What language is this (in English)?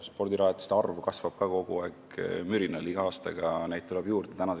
Estonian